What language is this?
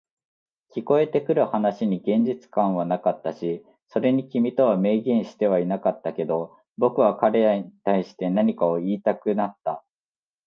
Japanese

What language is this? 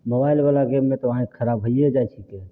Maithili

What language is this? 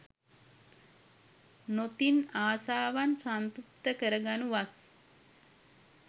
Sinhala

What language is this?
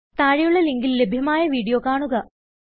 Malayalam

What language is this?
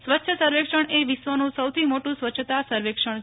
Gujarati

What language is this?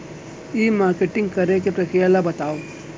Chhattisgarhi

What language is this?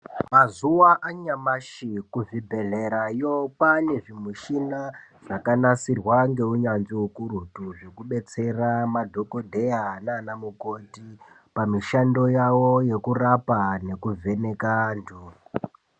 Ndau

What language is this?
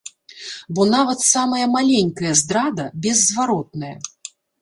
Belarusian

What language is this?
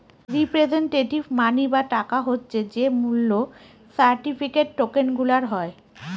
Bangla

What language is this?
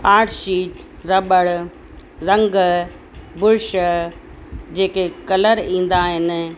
Sindhi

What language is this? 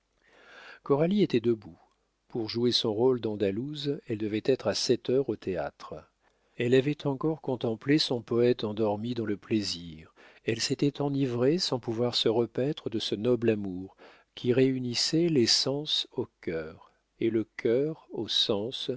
French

